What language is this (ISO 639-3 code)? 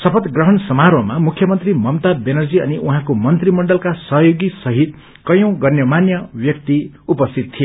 nep